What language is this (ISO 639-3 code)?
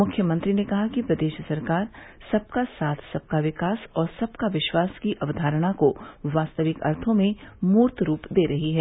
hin